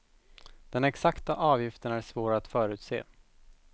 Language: Swedish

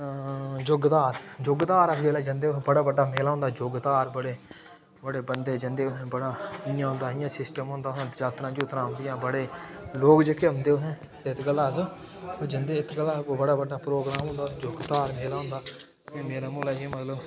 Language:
Dogri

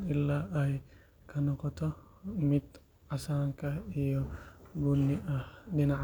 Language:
Somali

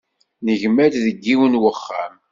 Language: Kabyle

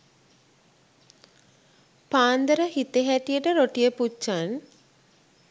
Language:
Sinhala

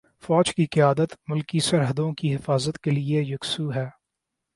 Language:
Urdu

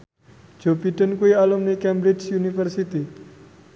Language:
Javanese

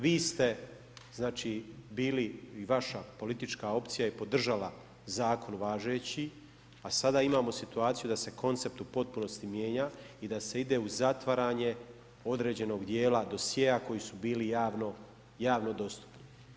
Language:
Croatian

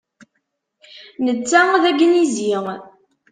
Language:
Kabyle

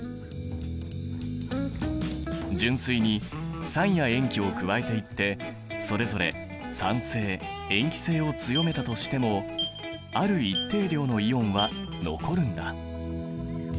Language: Japanese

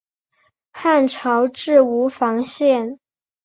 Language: Chinese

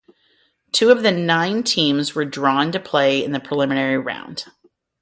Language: English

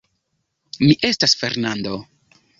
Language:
Esperanto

